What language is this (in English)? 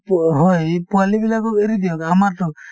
Assamese